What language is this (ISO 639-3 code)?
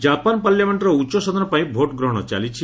ori